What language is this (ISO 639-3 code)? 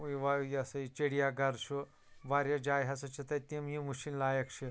kas